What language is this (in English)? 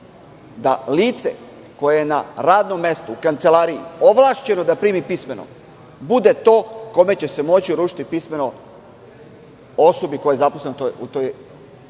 Serbian